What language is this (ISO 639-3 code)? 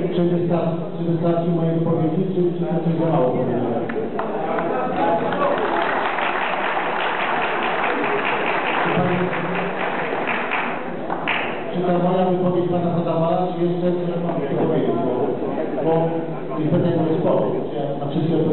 pol